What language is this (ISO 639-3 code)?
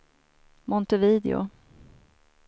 swe